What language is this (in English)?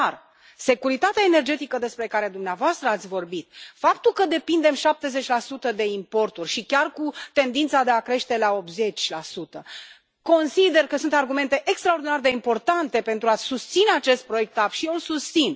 Romanian